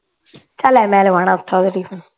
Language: Punjabi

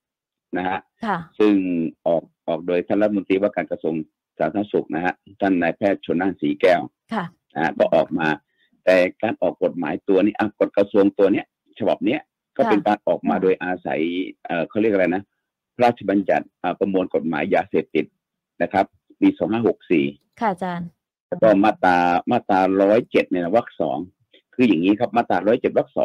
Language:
Thai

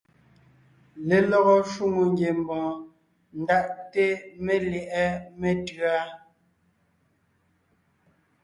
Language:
Ngiemboon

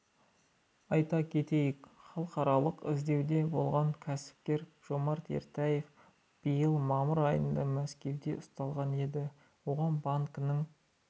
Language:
Kazakh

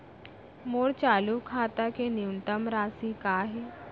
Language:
Chhattisgarhi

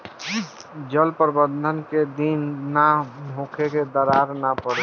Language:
Bhojpuri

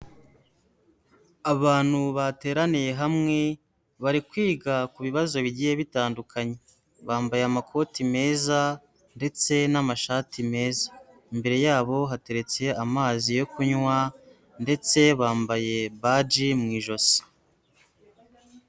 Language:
Kinyarwanda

